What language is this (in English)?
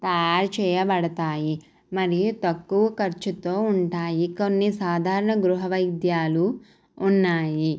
Telugu